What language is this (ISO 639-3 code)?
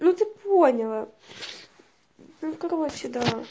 rus